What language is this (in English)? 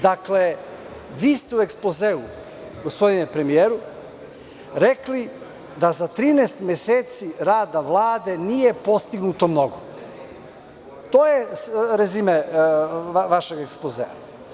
Serbian